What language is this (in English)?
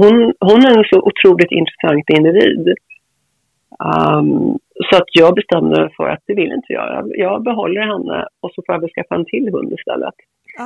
Swedish